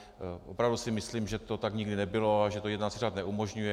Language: Czech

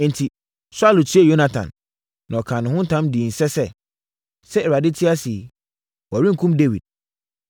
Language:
Akan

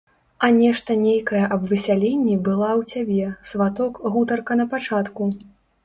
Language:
Belarusian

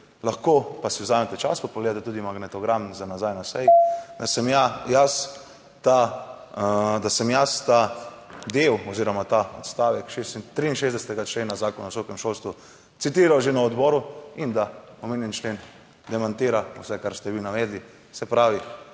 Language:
Slovenian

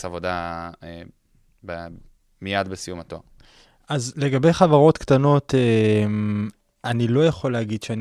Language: Hebrew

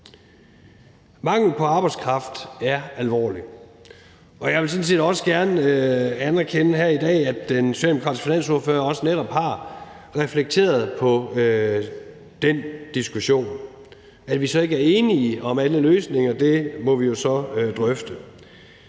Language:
Danish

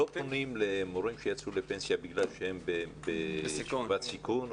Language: Hebrew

